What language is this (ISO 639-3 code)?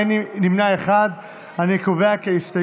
heb